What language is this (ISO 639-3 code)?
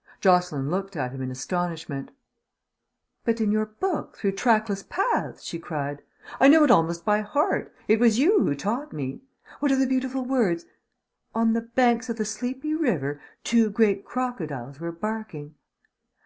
eng